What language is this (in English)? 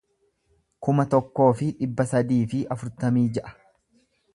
Oromo